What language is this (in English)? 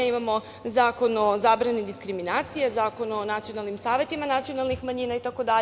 Serbian